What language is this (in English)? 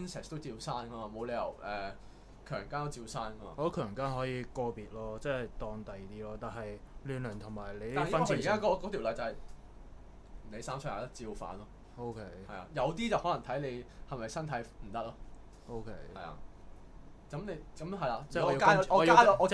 Chinese